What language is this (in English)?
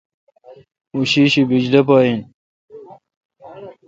Kalkoti